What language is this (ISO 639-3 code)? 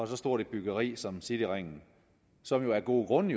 dan